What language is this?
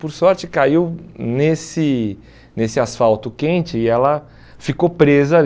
Portuguese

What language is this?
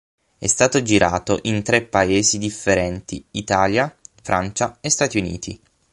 Italian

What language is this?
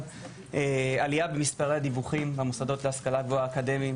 Hebrew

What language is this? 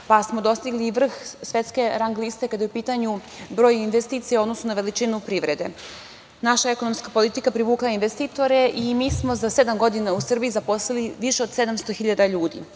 Serbian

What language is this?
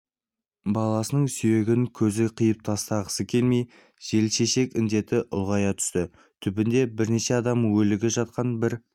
Kazakh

